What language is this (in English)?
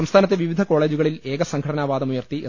Malayalam